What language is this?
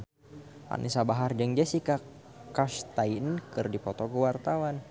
Sundanese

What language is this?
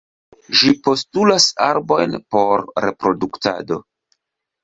Esperanto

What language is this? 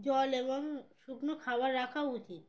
Bangla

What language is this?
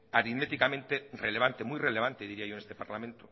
Spanish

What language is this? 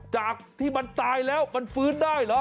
Thai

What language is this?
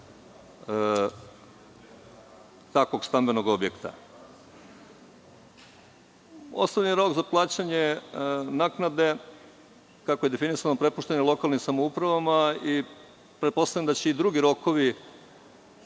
Serbian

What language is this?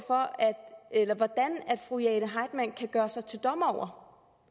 Danish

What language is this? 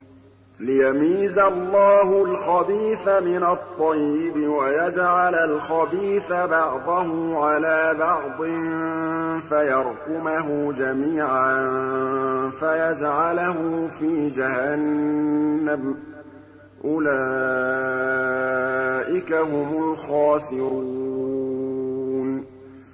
Arabic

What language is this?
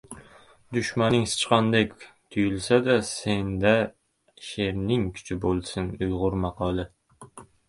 Uzbek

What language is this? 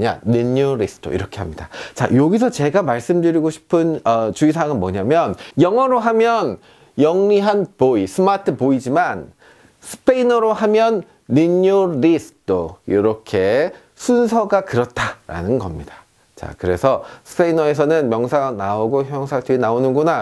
Korean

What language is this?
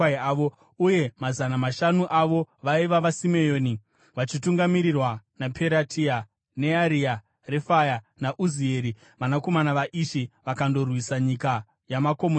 Shona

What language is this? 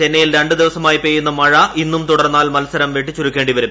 Malayalam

